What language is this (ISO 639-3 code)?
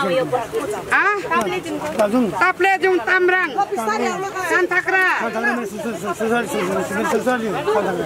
tha